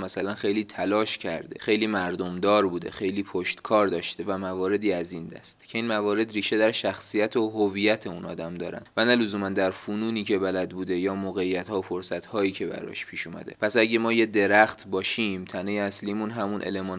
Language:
Persian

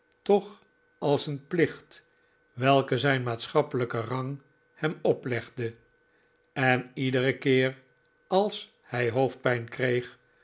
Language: Dutch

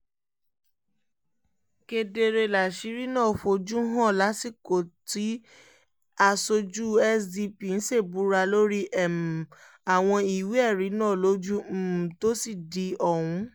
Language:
Yoruba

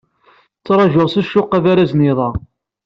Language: Kabyle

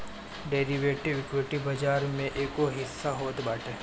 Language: Bhojpuri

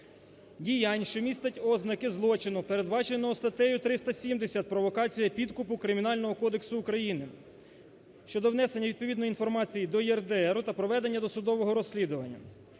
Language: Ukrainian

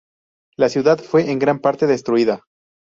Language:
Spanish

